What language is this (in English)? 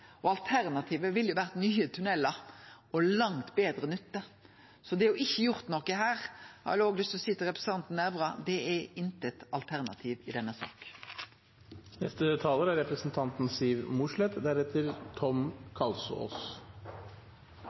Norwegian Nynorsk